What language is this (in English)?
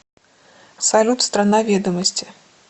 Russian